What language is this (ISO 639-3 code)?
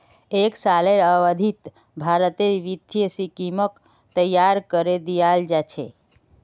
mag